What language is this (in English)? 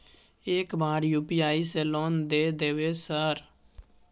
Maithili